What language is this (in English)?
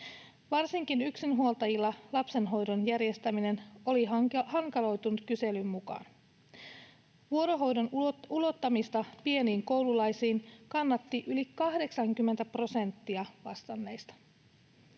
Finnish